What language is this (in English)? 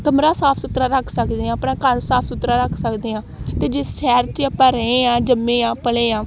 Punjabi